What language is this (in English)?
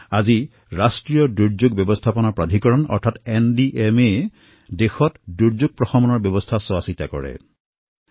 Assamese